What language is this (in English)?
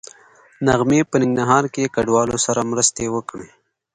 Pashto